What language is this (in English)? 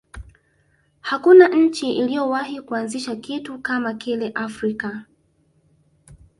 Swahili